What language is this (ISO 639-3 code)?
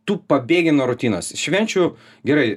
lit